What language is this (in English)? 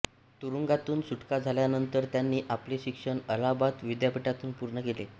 Marathi